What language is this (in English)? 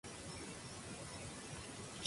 Spanish